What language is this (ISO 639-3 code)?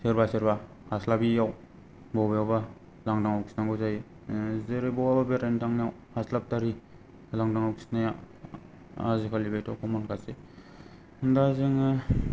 brx